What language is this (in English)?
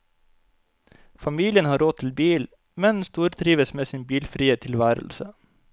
Norwegian